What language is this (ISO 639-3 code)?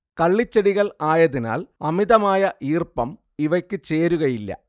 mal